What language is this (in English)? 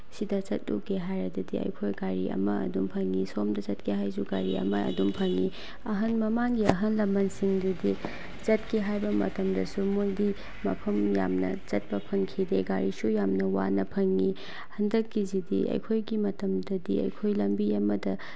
Manipuri